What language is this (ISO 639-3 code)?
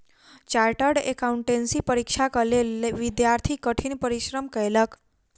mai